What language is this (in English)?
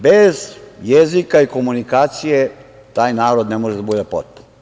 Serbian